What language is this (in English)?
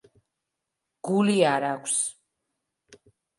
Georgian